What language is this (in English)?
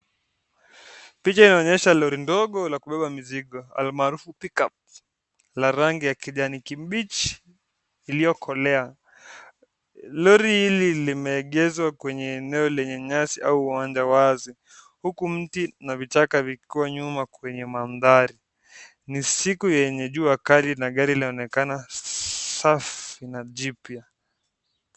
Swahili